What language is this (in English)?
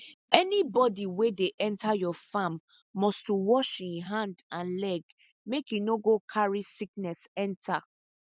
Nigerian Pidgin